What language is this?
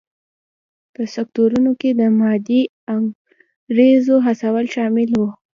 Pashto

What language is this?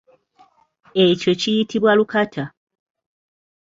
Ganda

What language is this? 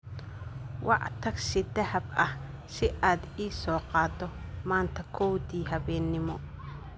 Somali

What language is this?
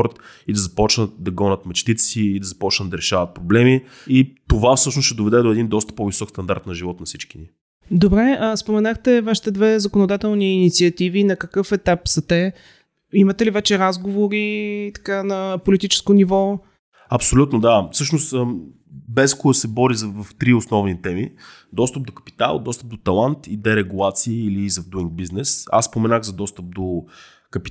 Bulgarian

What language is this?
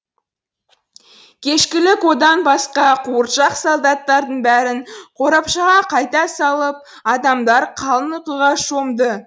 Kazakh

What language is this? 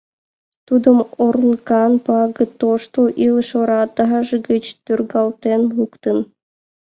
Mari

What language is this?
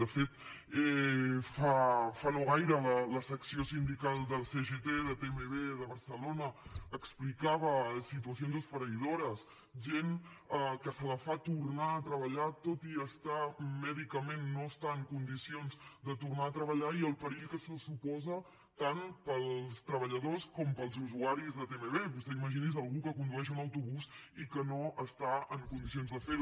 Catalan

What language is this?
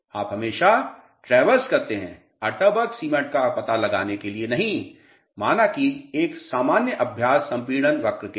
Hindi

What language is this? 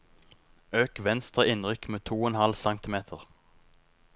Norwegian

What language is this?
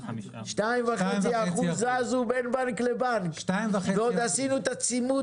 Hebrew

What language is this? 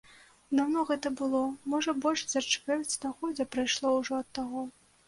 Belarusian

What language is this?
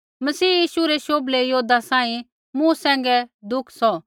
Kullu Pahari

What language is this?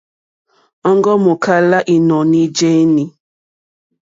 Mokpwe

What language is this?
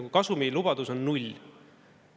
Estonian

